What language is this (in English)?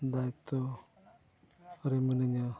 Santali